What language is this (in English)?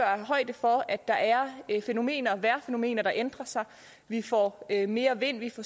Danish